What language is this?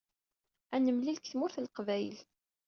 Kabyle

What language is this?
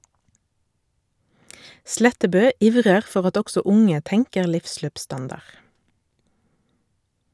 Norwegian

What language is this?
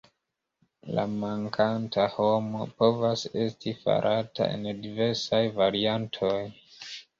Esperanto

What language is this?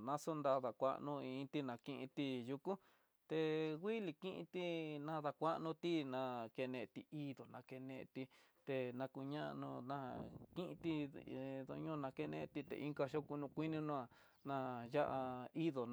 Tidaá Mixtec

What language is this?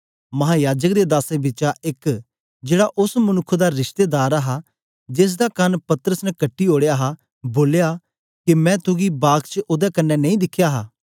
Dogri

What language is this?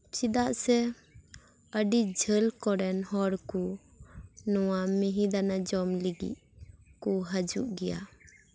Santali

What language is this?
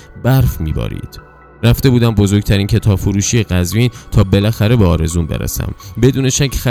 Persian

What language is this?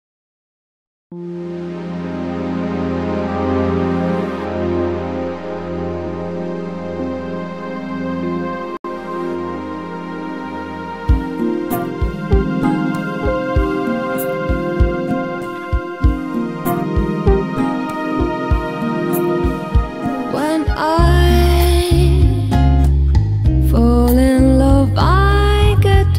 English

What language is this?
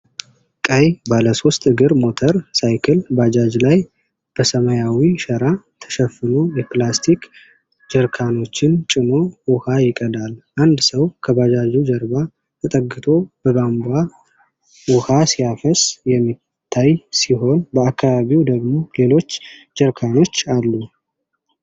Amharic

